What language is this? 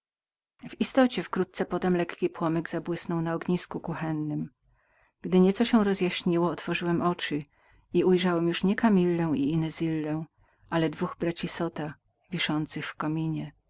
Polish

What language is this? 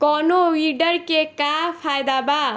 Bhojpuri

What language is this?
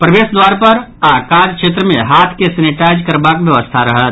Maithili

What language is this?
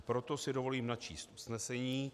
Czech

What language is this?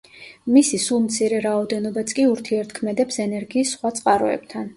Georgian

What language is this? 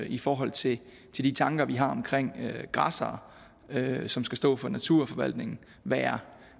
Danish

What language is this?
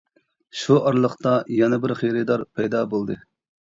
Uyghur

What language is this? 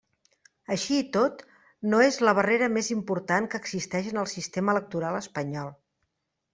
Catalan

